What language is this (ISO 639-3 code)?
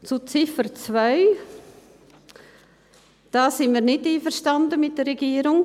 gsw